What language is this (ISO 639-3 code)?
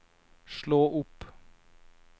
nor